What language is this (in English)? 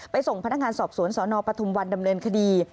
Thai